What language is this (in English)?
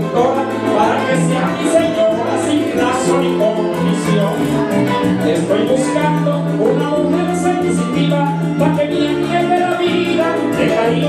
Polish